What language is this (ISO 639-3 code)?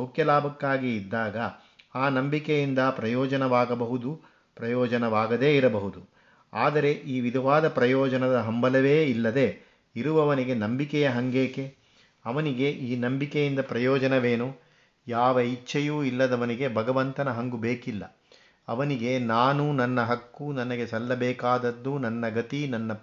kan